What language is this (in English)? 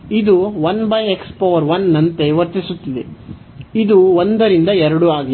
Kannada